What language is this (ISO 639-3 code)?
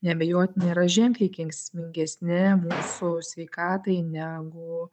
lit